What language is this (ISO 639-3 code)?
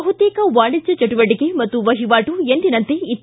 kan